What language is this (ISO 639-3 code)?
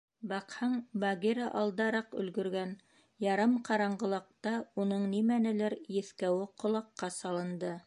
bak